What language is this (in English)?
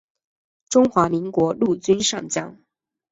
Chinese